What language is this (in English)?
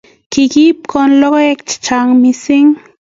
Kalenjin